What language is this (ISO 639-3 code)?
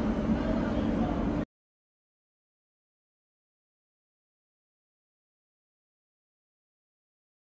ron